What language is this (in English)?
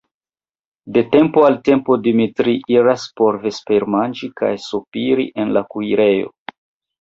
Esperanto